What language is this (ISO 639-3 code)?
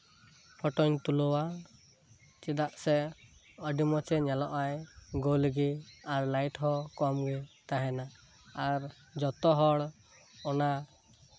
sat